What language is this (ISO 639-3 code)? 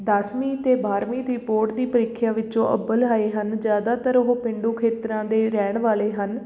pan